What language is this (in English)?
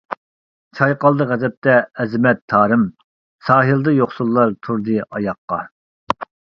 Uyghur